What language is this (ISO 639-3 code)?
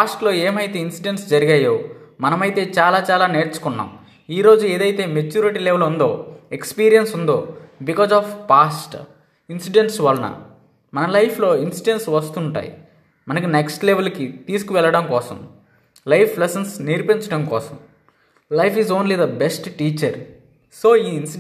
tel